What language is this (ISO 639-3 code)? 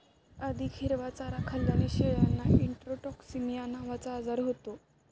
mar